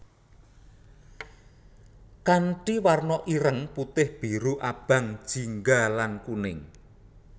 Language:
Javanese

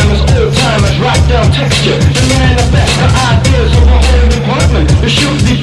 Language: English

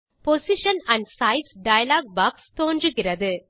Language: Tamil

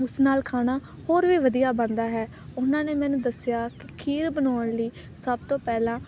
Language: Punjabi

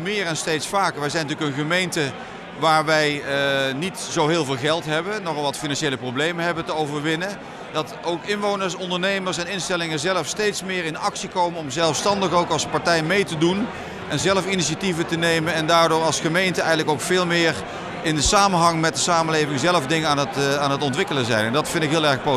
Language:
Dutch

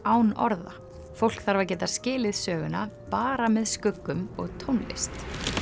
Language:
Icelandic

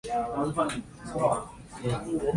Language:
Chinese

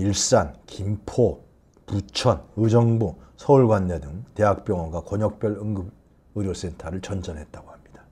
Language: Korean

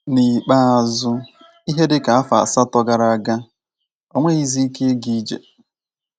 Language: Igbo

